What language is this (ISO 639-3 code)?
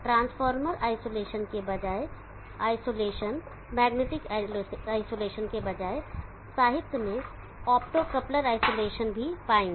hin